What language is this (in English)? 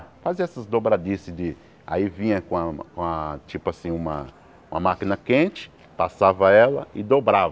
Portuguese